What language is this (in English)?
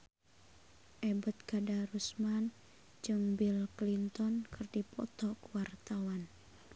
Sundanese